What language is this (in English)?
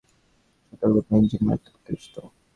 Bangla